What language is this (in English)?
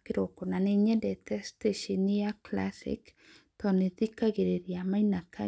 Kikuyu